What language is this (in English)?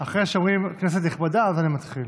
Hebrew